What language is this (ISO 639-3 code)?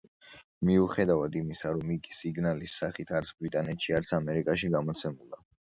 kat